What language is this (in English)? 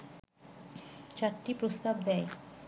Bangla